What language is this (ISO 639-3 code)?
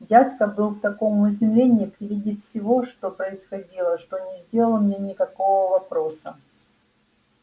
rus